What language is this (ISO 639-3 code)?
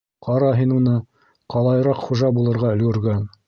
bak